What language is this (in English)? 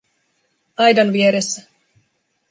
Finnish